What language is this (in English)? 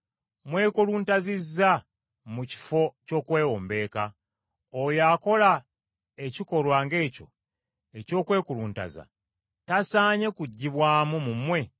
Ganda